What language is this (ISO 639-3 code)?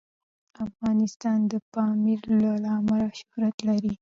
pus